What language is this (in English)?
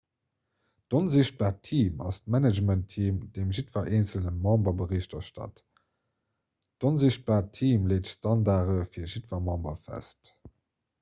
Luxembourgish